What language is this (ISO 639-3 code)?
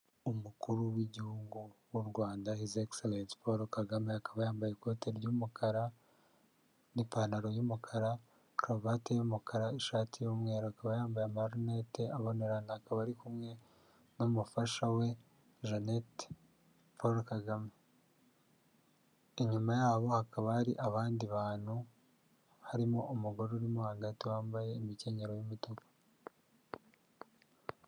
kin